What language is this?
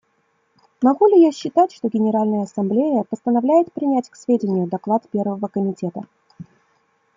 Russian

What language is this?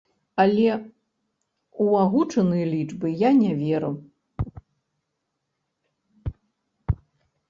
Belarusian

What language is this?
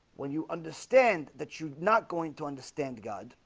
English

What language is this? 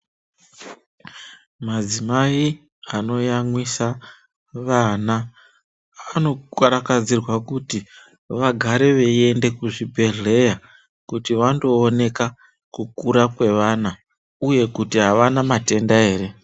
Ndau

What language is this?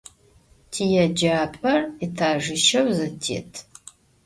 Adyghe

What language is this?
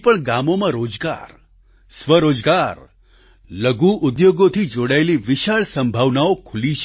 Gujarati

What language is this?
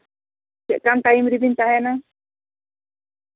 Santali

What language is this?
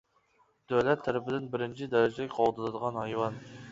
Uyghur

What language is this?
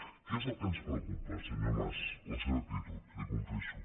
Catalan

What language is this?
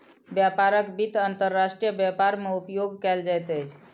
Maithili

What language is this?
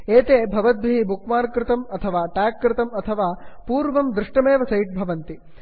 Sanskrit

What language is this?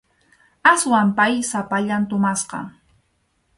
Arequipa-La Unión Quechua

